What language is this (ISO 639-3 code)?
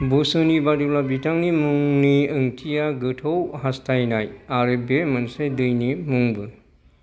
brx